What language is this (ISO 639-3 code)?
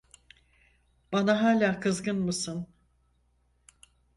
tur